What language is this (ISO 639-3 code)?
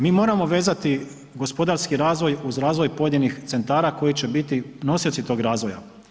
hrv